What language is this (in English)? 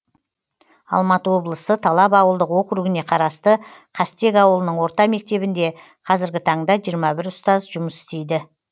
Kazakh